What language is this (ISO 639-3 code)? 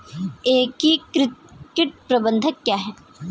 hin